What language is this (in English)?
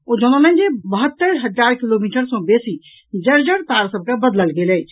Maithili